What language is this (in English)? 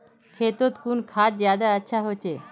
Magahi